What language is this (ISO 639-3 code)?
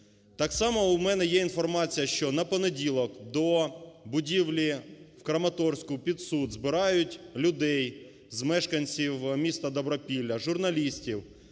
ukr